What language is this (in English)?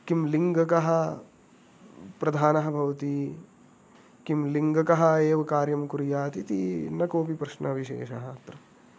Sanskrit